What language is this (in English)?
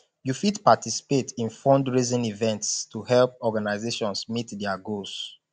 Nigerian Pidgin